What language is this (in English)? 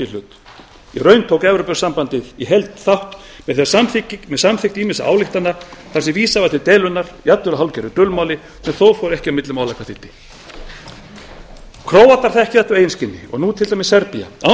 Icelandic